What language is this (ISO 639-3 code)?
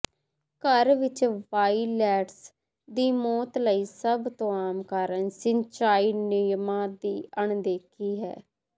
pan